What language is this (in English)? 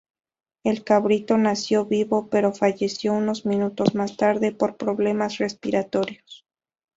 Spanish